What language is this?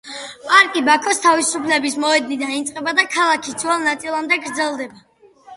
Georgian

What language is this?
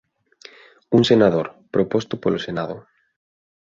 Galician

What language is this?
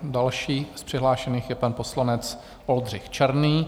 Czech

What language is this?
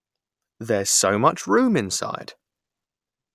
English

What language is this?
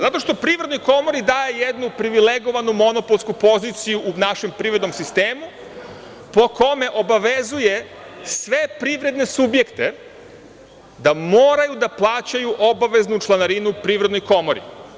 Serbian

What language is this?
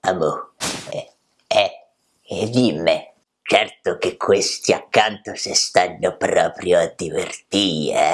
Italian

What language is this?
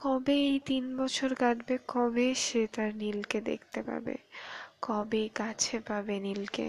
Bangla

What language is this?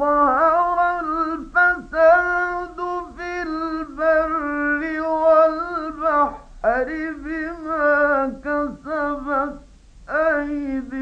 Arabic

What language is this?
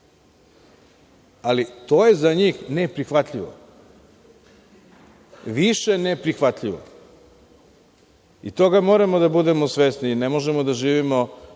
Serbian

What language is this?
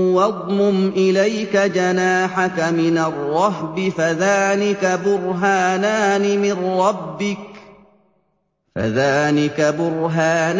Arabic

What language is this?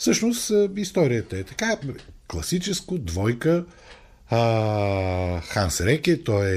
Bulgarian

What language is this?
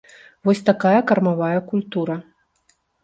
Belarusian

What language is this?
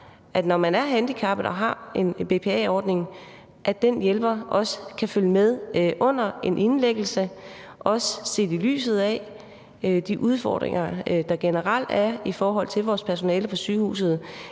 Danish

